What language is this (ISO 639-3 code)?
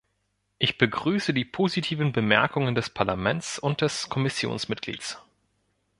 deu